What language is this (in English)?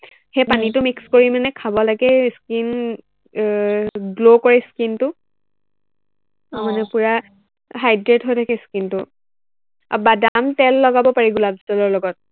Assamese